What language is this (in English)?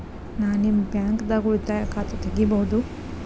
Kannada